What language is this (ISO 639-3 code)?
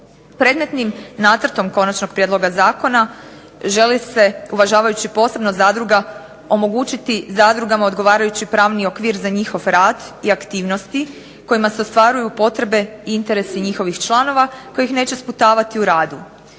hrv